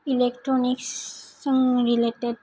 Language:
Bodo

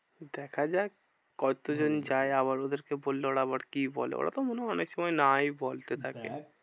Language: Bangla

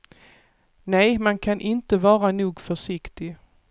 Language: Swedish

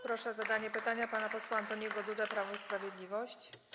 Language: Polish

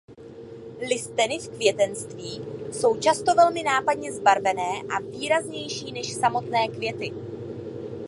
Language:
Czech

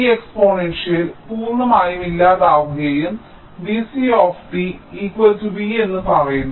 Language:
Malayalam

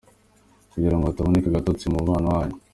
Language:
Kinyarwanda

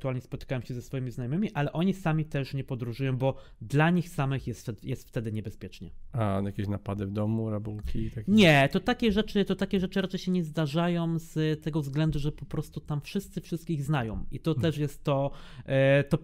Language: Polish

